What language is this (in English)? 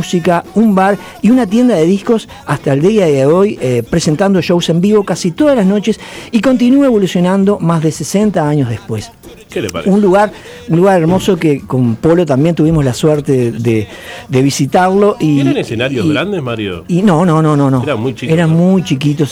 Spanish